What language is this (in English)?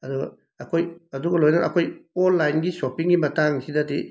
Manipuri